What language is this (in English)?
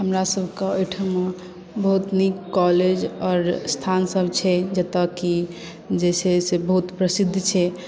Maithili